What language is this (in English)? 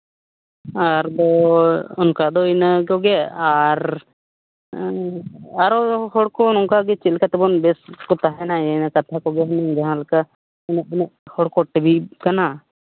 Santali